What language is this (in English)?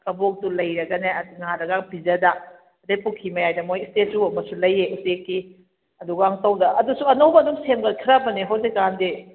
Manipuri